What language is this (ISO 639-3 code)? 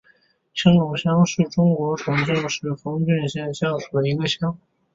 zho